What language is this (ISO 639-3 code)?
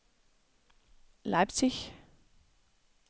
dan